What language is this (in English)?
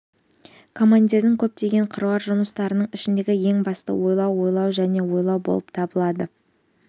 Kazakh